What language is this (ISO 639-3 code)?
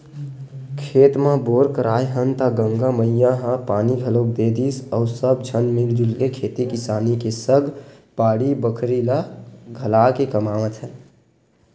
hne